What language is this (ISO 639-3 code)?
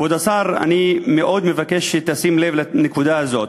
heb